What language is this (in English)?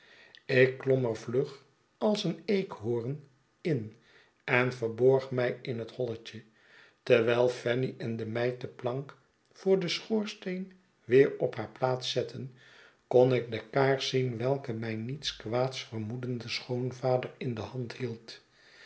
Dutch